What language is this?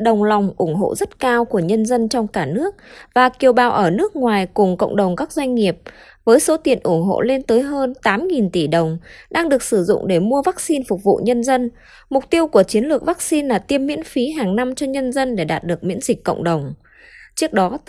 Vietnamese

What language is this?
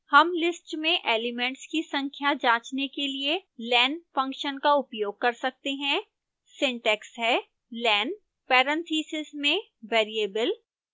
Hindi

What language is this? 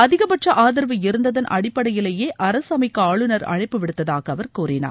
Tamil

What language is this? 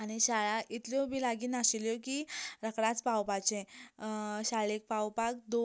Konkani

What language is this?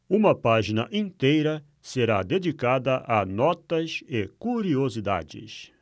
Portuguese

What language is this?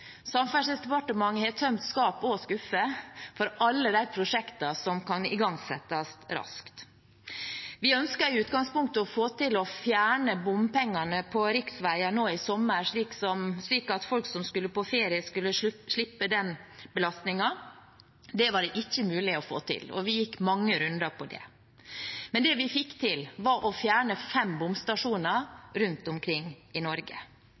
Norwegian Bokmål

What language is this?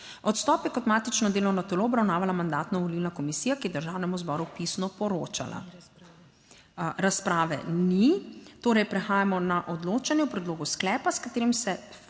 Slovenian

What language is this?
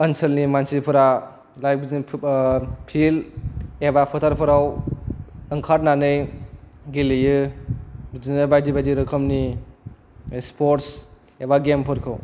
Bodo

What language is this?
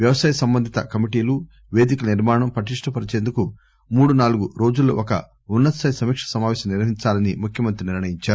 Telugu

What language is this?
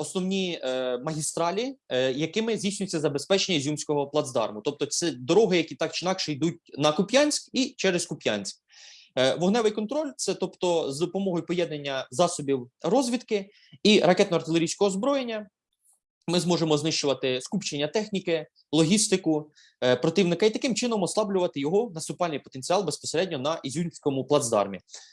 Ukrainian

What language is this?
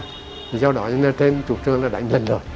Vietnamese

